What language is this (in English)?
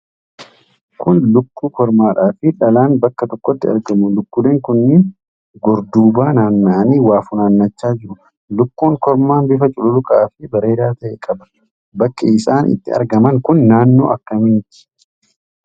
Oromo